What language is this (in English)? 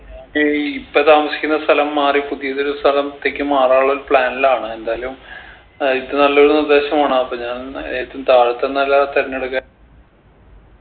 Malayalam